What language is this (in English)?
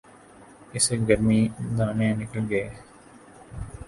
Urdu